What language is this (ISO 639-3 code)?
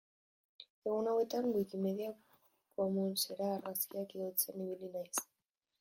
eus